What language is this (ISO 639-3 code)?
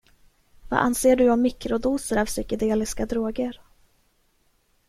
swe